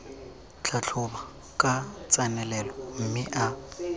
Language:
Tswana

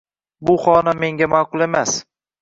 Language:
Uzbek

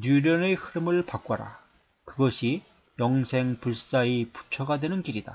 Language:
Korean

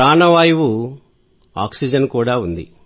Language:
Telugu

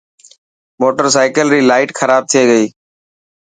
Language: Dhatki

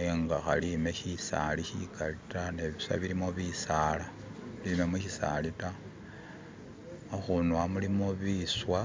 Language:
Masaaba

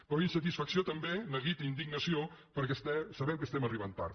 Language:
Catalan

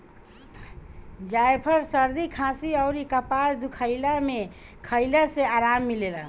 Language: Bhojpuri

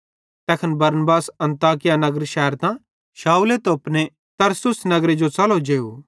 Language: Bhadrawahi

